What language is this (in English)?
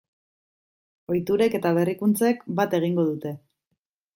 Basque